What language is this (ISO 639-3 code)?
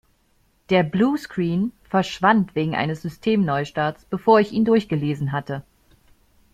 deu